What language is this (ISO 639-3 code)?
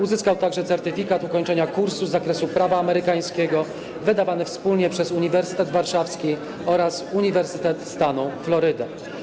pol